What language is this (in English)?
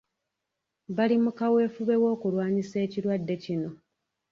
Ganda